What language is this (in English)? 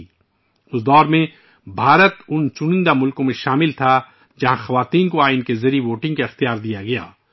Urdu